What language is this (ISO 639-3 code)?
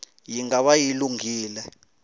tso